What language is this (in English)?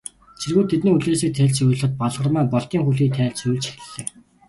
Mongolian